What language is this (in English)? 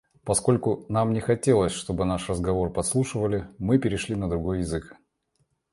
Russian